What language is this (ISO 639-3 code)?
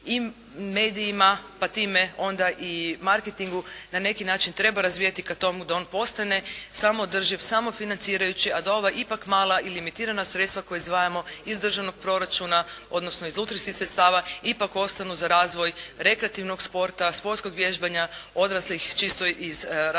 hrv